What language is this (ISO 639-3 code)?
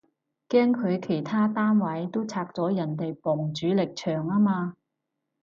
yue